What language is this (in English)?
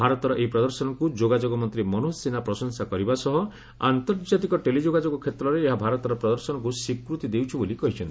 Odia